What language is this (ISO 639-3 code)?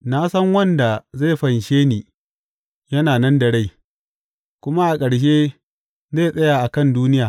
hau